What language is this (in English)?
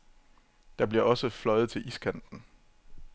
Danish